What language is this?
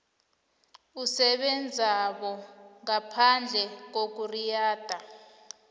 South Ndebele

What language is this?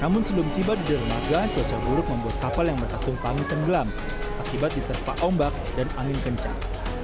Indonesian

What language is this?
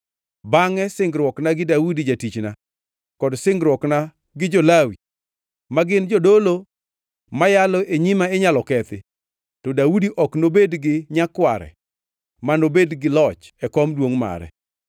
Luo (Kenya and Tanzania)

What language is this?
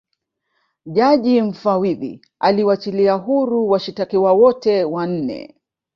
Swahili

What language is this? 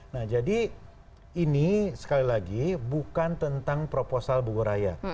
Indonesian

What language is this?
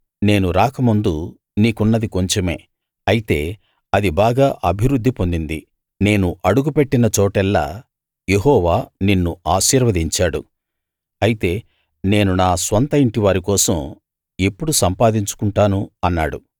Telugu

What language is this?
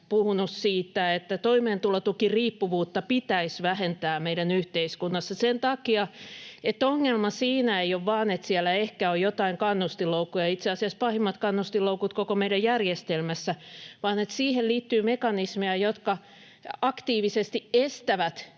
Finnish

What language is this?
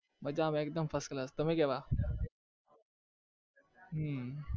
Gujarati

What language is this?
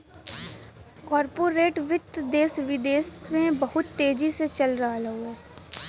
Bhojpuri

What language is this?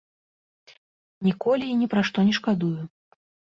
Belarusian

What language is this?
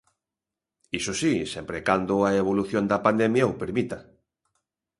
Galician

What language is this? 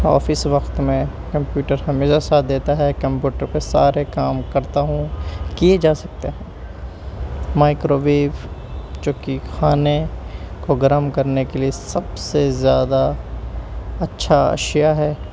Urdu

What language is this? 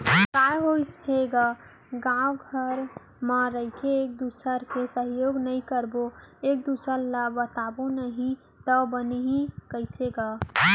Chhattisgarhi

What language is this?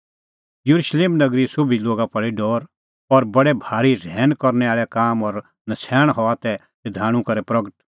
Kullu Pahari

